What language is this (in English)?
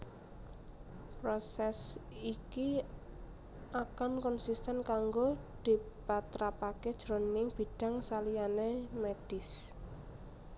Javanese